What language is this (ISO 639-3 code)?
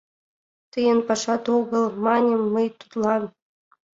chm